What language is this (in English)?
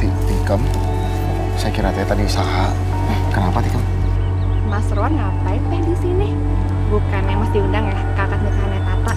Indonesian